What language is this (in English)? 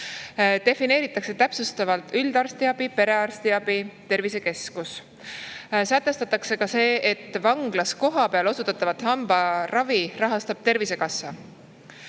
Estonian